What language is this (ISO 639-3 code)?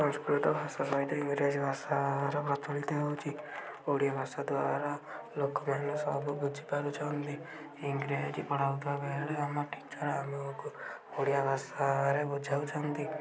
ori